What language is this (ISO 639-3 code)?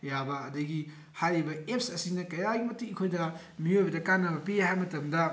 mni